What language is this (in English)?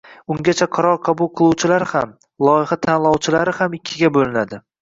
Uzbek